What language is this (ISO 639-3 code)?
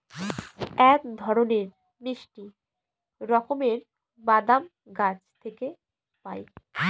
ben